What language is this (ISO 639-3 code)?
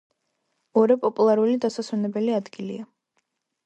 kat